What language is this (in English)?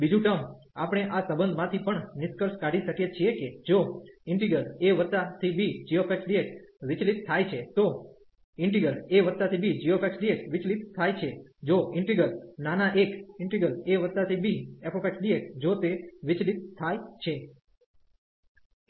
Gujarati